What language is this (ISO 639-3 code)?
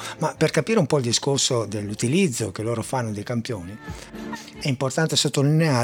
ita